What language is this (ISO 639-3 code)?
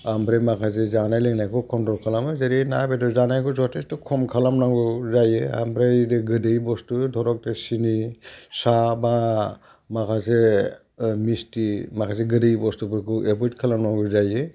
brx